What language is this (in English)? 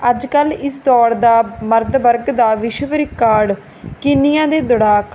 Punjabi